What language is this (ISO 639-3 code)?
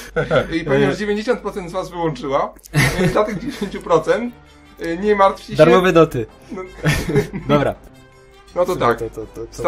pol